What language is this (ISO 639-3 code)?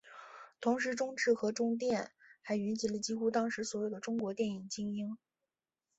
zho